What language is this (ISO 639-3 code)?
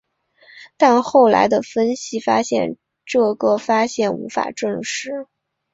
zho